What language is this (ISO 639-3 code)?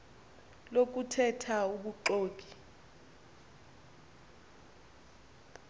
xho